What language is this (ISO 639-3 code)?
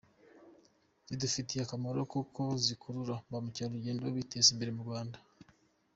kin